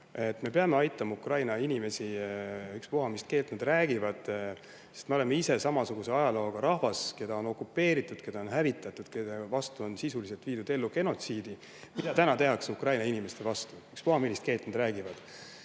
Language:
Estonian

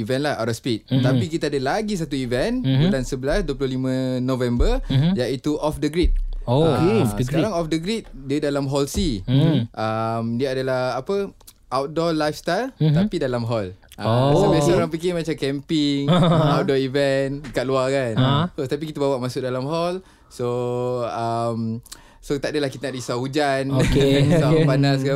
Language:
Malay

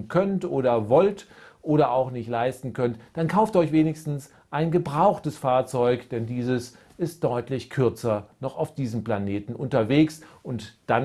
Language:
German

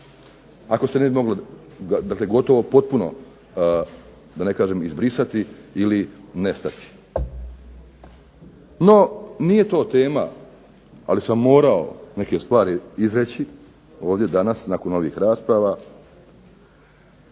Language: Croatian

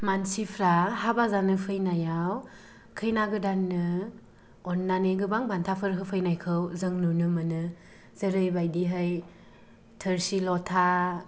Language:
Bodo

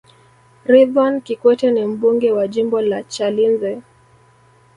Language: Swahili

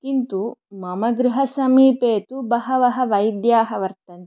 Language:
Sanskrit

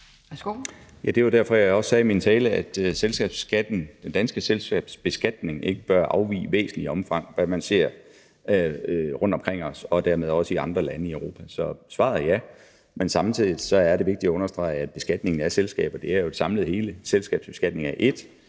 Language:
Danish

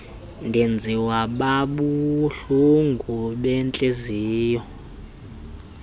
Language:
Xhosa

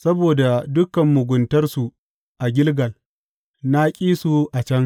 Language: Hausa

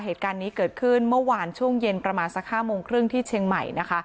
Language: Thai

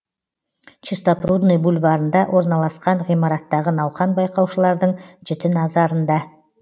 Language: Kazakh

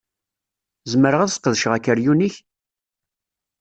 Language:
Kabyle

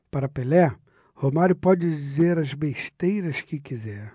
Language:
Portuguese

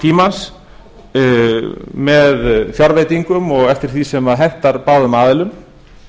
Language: Icelandic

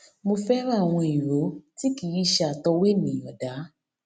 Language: Yoruba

